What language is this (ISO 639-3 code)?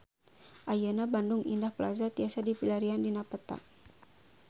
sun